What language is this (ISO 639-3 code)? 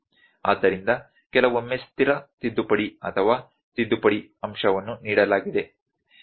kan